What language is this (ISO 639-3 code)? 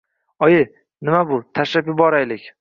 uzb